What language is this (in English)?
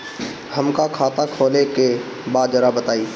Bhojpuri